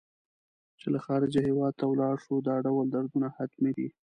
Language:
Pashto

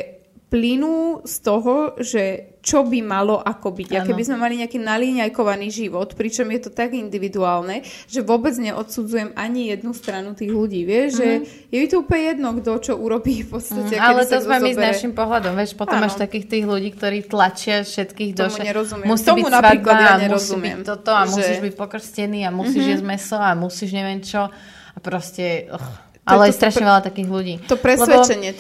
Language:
Slovak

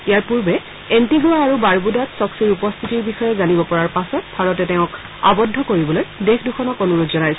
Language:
Assamese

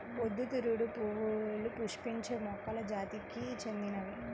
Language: Telugu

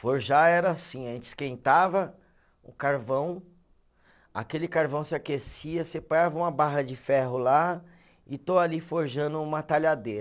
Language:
Portuguese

